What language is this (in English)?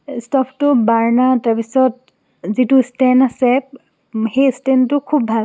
Assamese